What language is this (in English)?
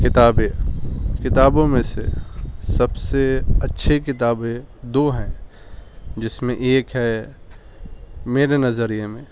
Urdu